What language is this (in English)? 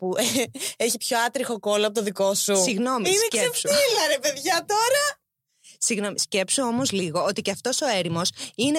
Greek